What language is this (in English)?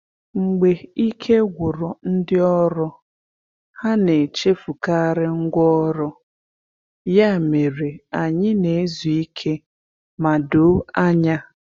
Igbo